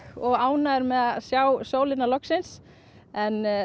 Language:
Icelandic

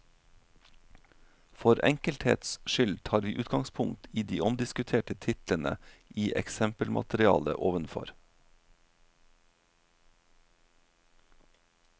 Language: Norwegian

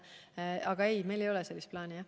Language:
Estonian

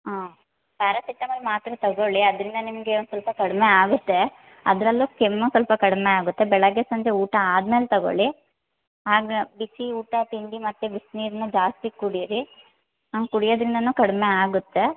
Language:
Kannada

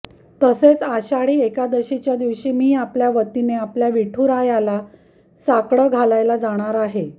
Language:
Marathi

